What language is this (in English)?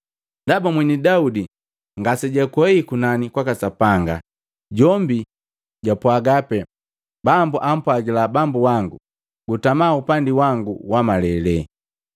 Matengo